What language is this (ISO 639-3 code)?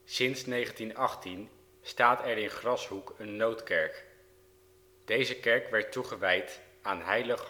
nld